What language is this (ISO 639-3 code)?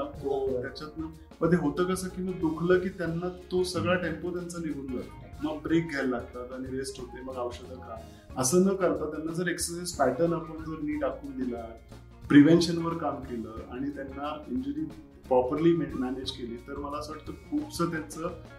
mar